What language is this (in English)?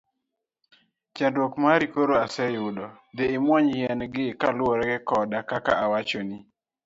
Luo (Kenya and Tanzania)